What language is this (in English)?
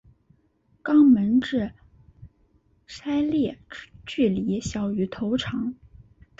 Chinese